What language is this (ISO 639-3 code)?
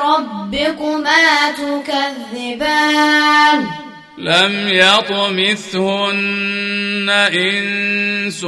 ara